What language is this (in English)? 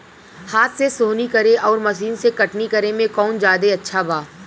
Bhojpuri